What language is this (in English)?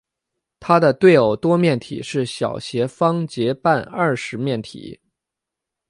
Chinese